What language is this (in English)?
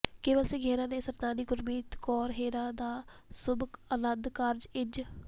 Punjabi